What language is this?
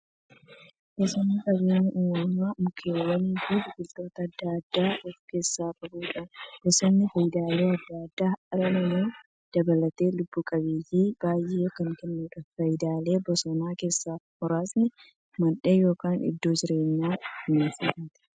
Oromo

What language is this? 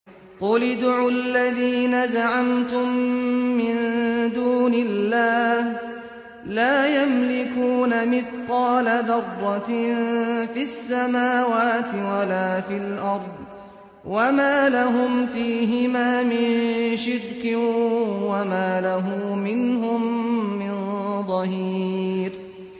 Arabic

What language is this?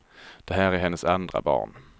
Swedish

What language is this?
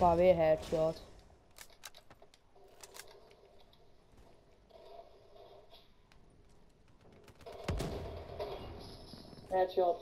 Dutch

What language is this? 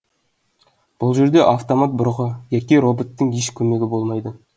Kazakh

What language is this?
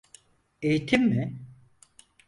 Turkish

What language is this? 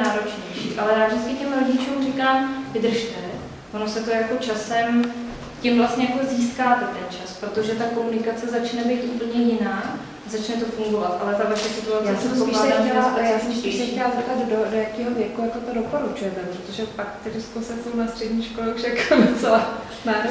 Czech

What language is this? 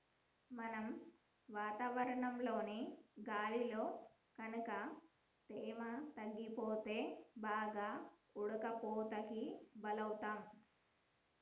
Telugu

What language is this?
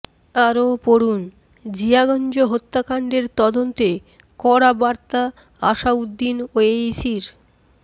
Bangla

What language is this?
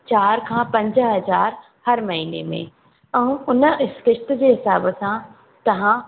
Sindhi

